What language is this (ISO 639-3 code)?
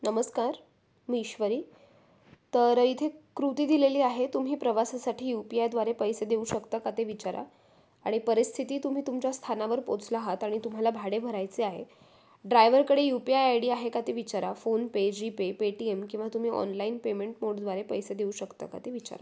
mar